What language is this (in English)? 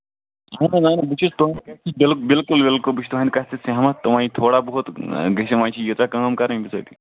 Kashmiri